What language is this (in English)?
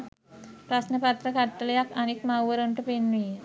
Sinhala